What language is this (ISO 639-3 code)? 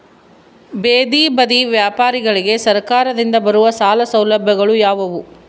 kan